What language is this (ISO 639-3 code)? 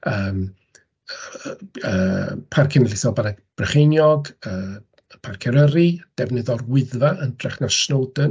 cym